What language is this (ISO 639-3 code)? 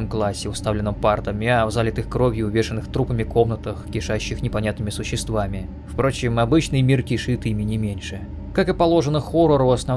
rus